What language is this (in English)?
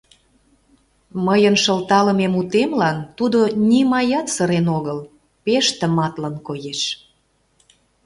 Mari